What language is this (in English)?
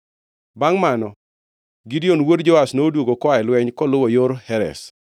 Luo (Kenya and Tanzania)